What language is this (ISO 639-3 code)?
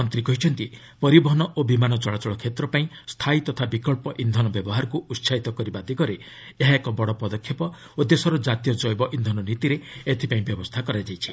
ori